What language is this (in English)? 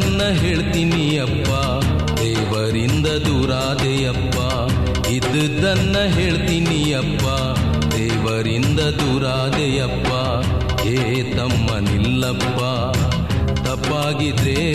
Kannada